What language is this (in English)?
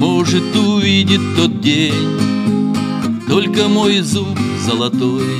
Russian